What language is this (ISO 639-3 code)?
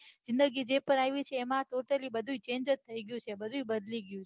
guj